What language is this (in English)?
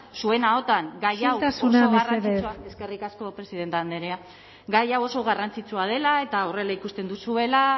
Basque